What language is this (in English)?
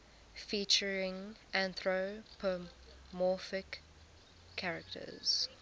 English